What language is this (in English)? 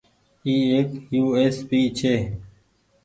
Goaria